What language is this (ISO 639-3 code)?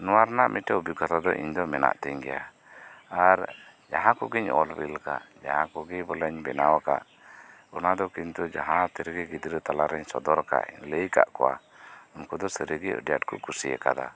sat